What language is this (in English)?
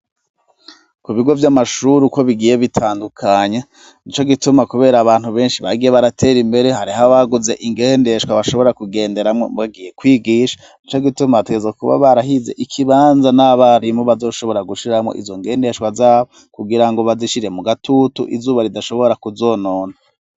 Rundi